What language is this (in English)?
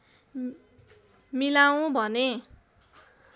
Nepali